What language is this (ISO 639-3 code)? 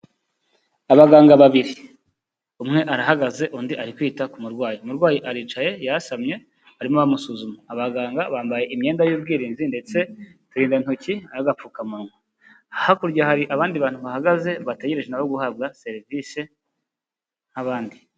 kin